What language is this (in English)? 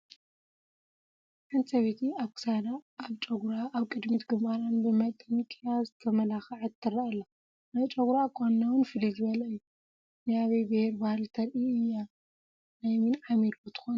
Tigrinya